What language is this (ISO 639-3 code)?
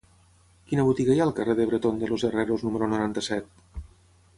cat